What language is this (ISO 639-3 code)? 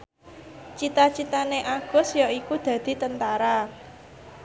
jav